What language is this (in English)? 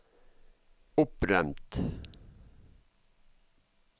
Norwegian